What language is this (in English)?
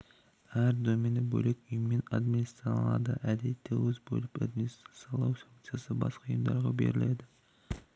Kazakh